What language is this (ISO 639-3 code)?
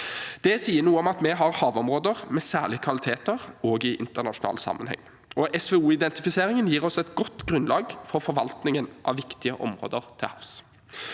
nor